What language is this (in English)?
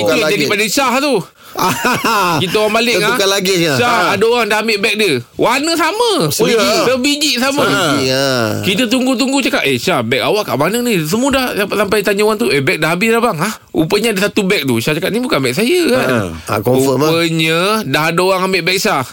Malay